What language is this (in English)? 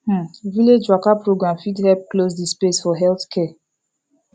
Nigerian Pidgin